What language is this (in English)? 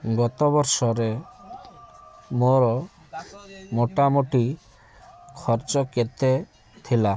Odia